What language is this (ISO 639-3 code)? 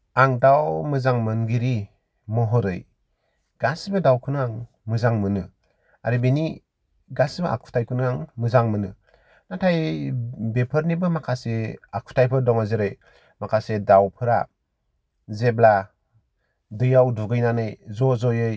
brx